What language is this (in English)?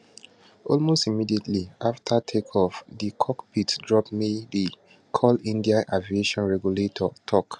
Nigerian Pidgin